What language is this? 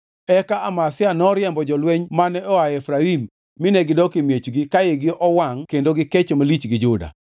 Luo (Kenya and Tanzania)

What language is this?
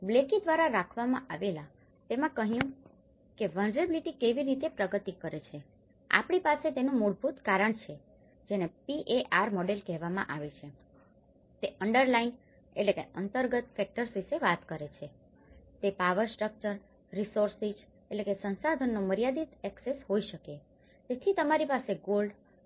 Gujarati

